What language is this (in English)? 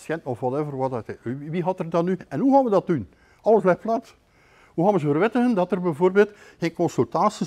Dutch